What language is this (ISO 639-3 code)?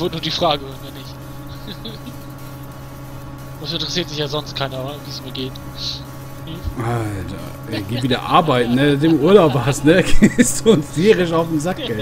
deu